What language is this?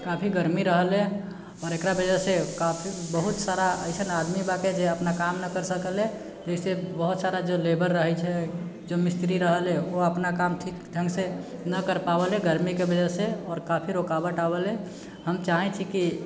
Maithili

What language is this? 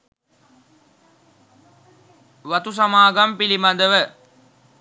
Sinhala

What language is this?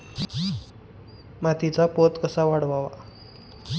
Marathi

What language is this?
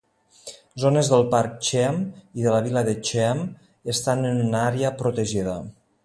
Catalan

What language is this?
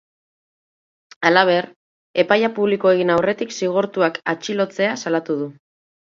Basque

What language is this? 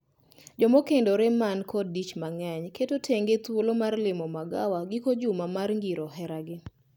Luo (Kenya and Tanzania)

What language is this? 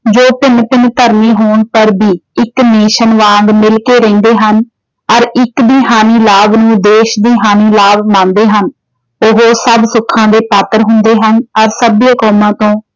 Punjabi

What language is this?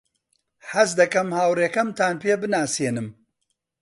Central Kurdish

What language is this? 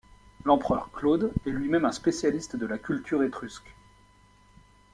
French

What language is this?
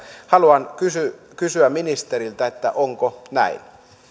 Finnish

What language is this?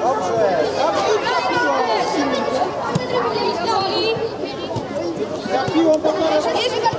Polish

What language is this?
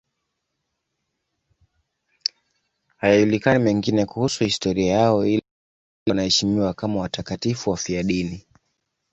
Swahili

